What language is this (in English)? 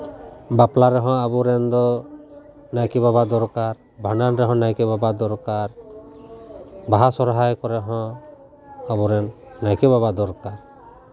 Santali